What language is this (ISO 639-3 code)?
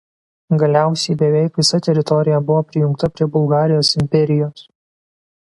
lit